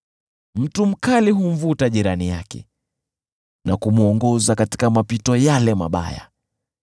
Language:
Swahili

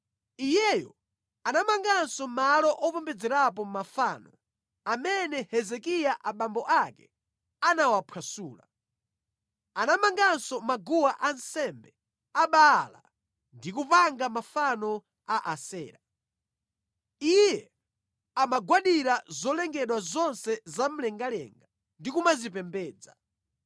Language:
Nyanja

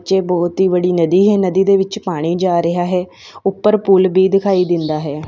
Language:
Punjabi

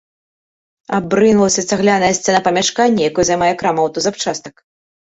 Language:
Belarusian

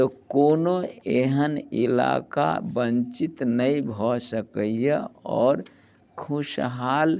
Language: Maithili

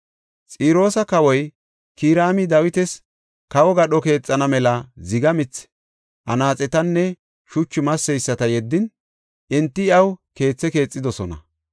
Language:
Gofa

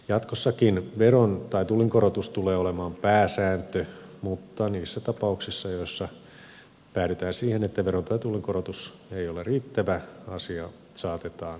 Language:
Finnish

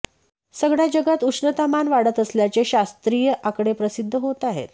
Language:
Marathi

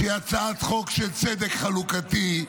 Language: Hebrew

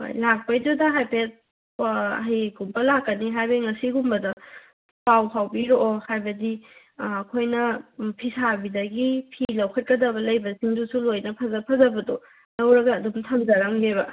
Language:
Manipuri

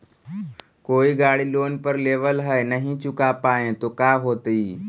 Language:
Magahi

